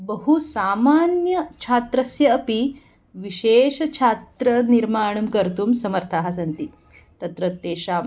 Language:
Sanskrit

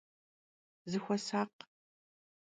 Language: Kabardian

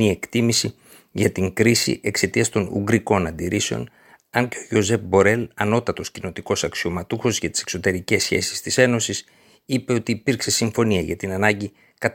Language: Greek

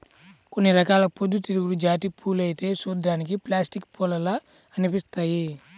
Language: Telugu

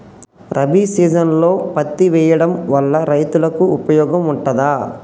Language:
Telugu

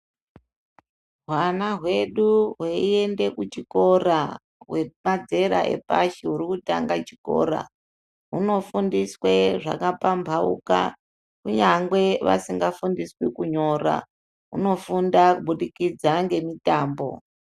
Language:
Ndau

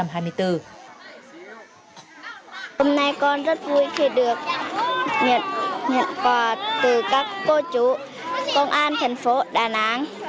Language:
Vietnamese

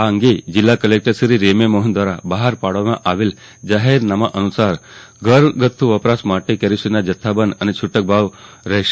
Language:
Gujarati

